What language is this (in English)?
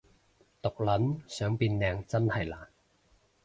Cantonese